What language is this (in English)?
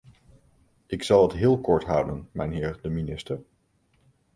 Dutch